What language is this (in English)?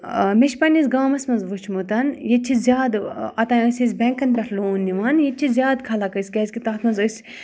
Kashmiri